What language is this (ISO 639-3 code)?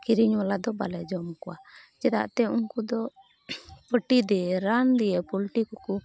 sat